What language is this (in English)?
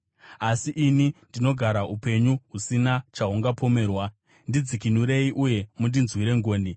Shona